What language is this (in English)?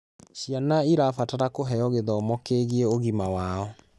Kikuyu